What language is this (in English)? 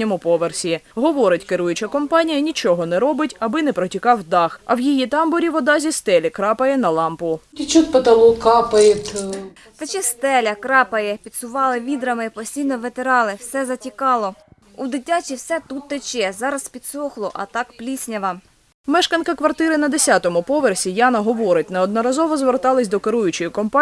Ukrainian